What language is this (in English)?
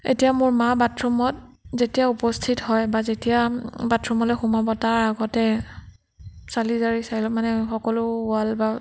Assamese